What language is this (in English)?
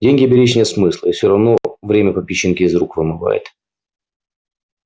Russian